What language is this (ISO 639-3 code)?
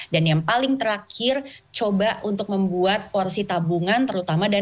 ind